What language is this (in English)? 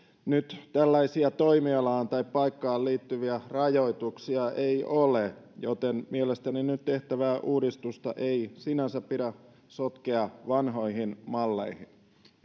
Finnish